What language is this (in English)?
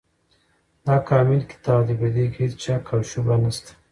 Pashto